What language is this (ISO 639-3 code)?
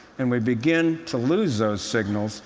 eng